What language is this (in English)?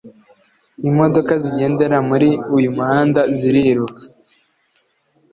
Kinyarwanda